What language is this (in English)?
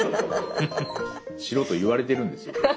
Japanese